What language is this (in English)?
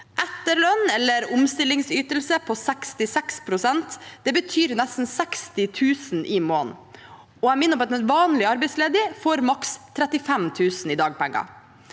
Norwegian